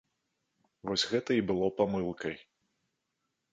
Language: Belarusian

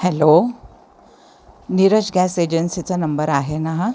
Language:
Marathi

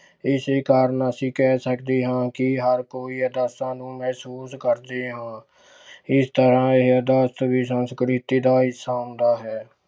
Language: Punjabi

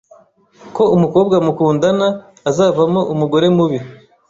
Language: Kinyarwanda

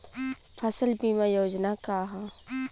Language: Bhojpuri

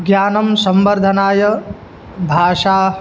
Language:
Sanskrit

